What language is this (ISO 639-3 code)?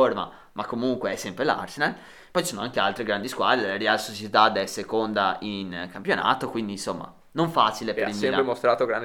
ita